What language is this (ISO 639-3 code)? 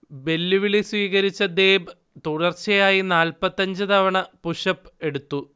mal